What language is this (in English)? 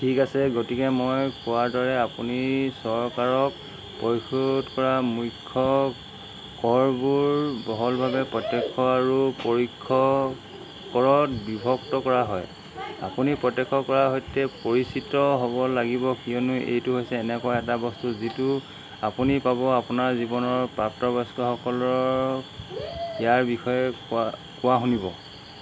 Assamese